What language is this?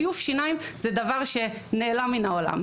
Hebrew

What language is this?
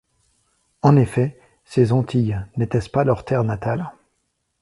French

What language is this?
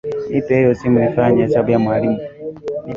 Swahili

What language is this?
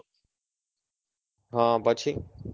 Gujarati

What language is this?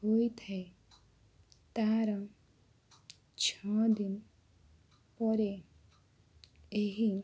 Odia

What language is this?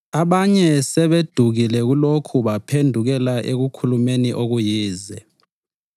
North Ndebele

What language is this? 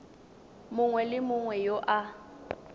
Tswana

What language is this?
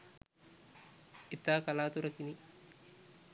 Sinhala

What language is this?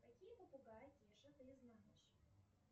Russian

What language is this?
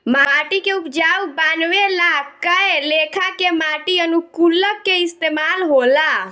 Bhojpuri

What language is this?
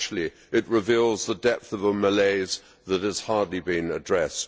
English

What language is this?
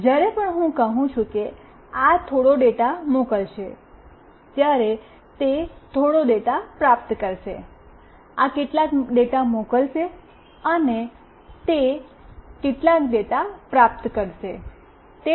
Gujarati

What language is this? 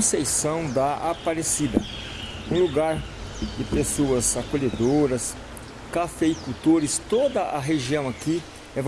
Portuguese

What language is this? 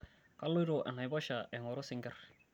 Masai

